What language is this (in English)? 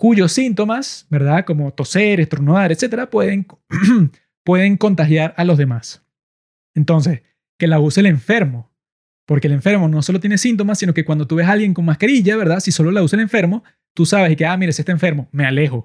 Spanish